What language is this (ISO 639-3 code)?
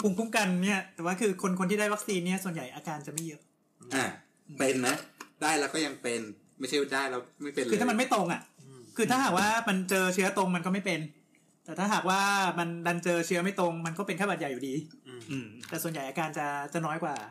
tha